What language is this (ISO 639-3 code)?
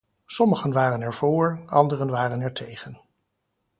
nld